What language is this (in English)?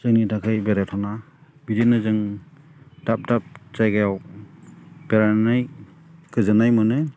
Bodo